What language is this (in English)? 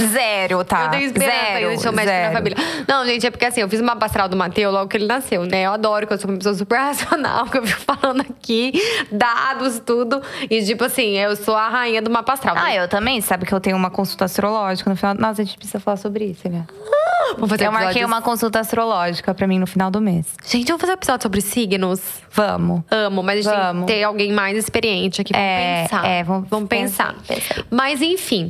Portuguese